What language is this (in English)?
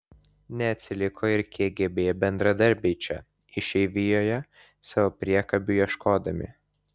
Lithuanian